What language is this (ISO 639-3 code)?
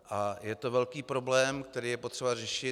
ces